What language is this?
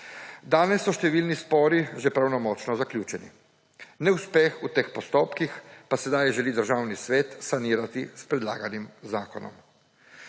Slovenian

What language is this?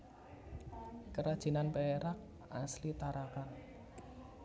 Javanese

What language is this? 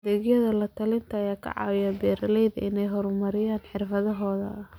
Somali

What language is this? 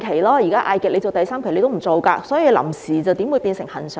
Cantonese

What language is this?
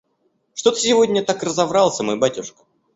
Russian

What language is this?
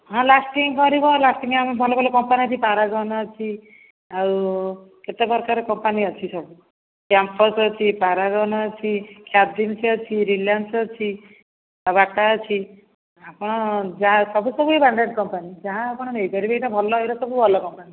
Odia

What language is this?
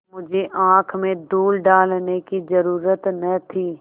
Hindi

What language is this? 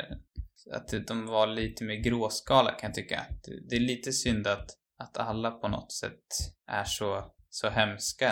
Swedish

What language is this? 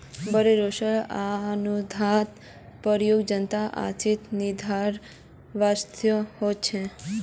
Magahi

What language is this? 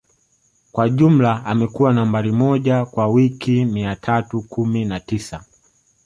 Swahili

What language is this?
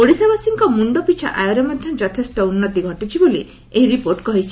Odia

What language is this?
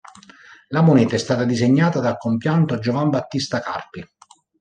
Italian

